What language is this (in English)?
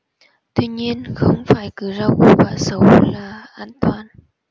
Vietnamese